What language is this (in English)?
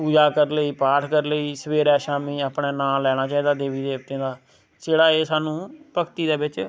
Dogri